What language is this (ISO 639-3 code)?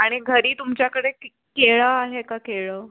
mar